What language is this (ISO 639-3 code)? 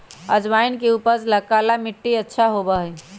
mag